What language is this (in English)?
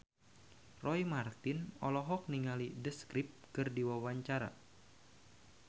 Sundanese